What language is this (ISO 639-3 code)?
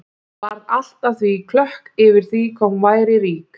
isl